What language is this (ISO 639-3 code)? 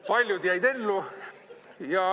est